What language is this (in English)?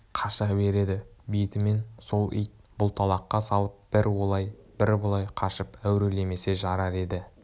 Kazakh